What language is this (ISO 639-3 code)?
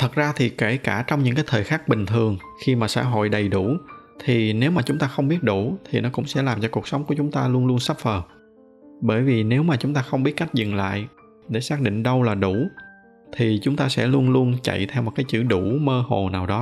vie